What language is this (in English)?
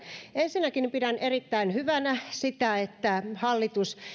Finnish